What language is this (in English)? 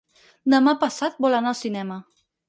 Catalan